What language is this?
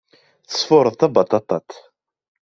Kabyle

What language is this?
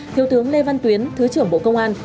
Vietnamese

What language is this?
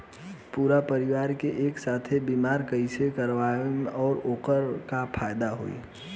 Bhojpuri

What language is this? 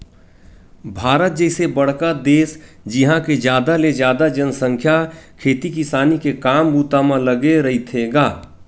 Chhattisgarhi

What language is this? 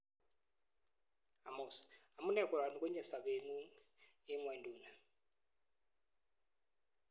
Kalenjin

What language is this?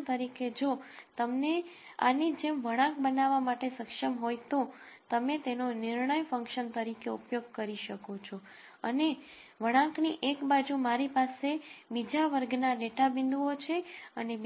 Gujarati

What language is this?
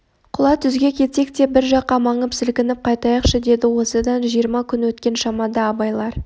Kazakh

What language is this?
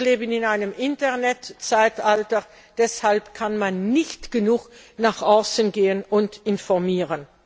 German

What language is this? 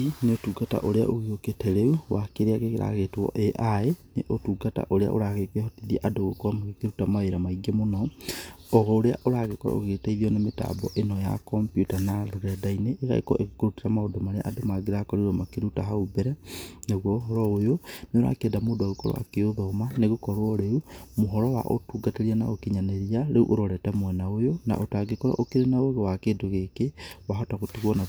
Kikuyu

